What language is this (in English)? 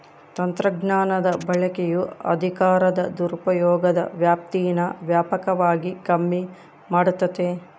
Kannada